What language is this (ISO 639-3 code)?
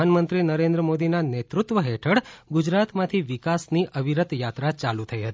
guj